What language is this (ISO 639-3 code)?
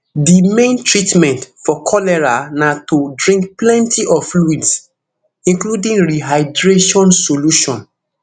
pcm